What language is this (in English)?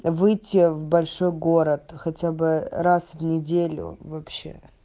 Russian